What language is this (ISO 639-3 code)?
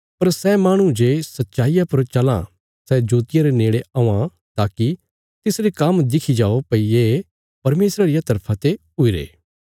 kfs